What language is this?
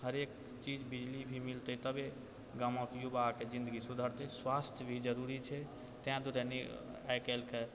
Maithili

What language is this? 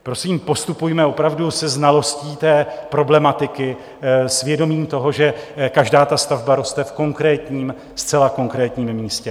Czech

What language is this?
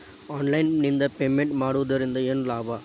Kannada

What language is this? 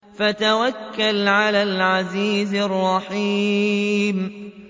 Arabic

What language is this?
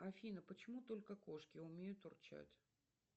Russian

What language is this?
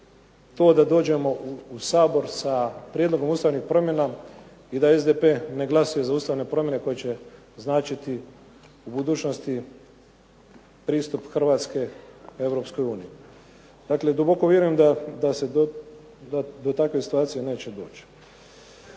Croatian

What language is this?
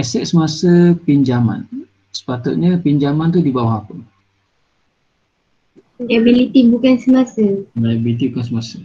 Malay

